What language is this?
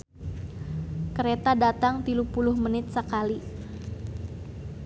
Sundanese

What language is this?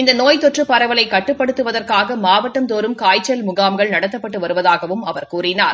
Tamil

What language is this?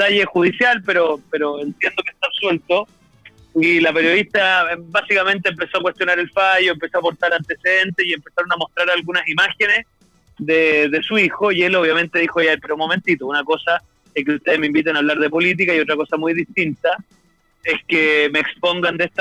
Spanish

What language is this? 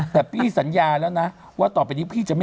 Thai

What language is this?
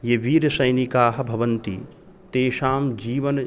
Sanskrit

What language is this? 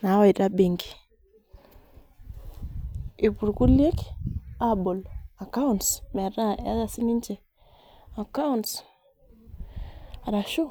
Masai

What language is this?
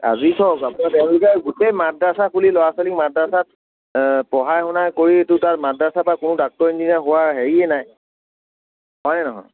Assamese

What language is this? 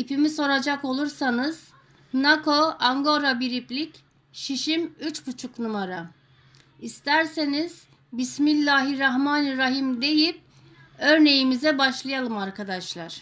Turkish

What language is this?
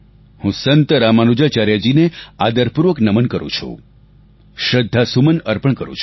Gujarati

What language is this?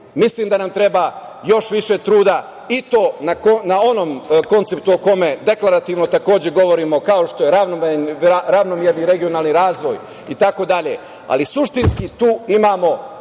Serbian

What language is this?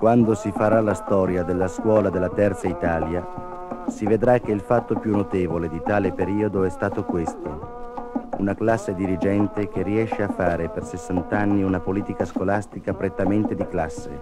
Italian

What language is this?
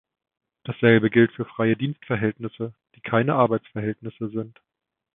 German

